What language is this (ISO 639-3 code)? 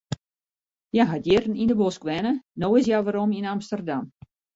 fry